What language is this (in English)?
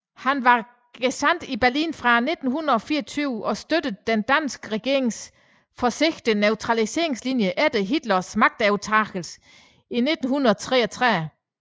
Danish